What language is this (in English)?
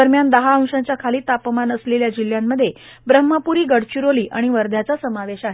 Marathi